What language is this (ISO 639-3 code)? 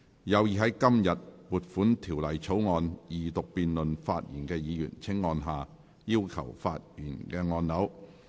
yue